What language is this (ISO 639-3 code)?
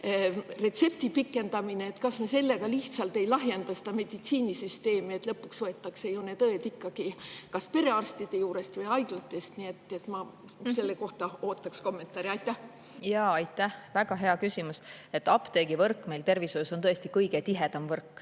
est